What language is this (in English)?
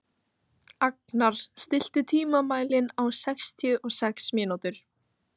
Icelandic